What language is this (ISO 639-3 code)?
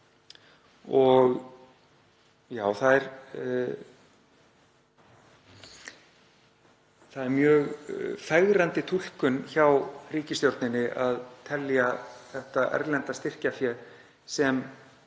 isl